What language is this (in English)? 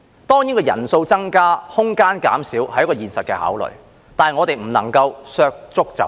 Cantonese